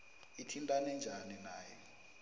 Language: South Ndebele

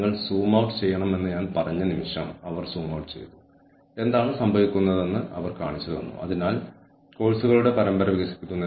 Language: Malayalam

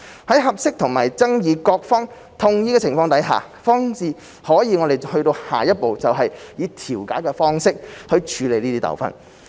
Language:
Cantonese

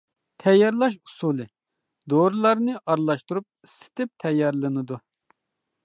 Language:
Uyghur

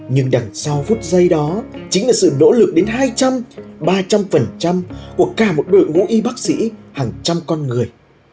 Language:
Vietnamese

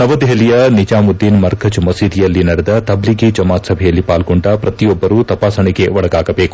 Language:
Kannada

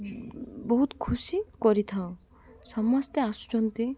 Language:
Odia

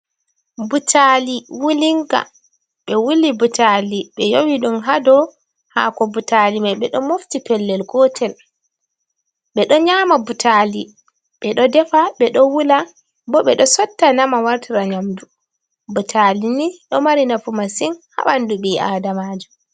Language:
Fula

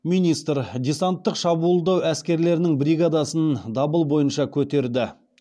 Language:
Kazakh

